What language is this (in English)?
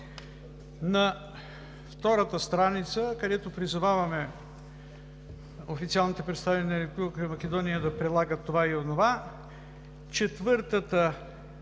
Bulgarian